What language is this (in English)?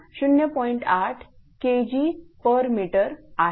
Marathi